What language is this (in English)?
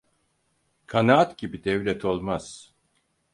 Turkish